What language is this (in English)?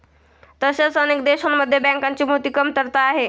Marathi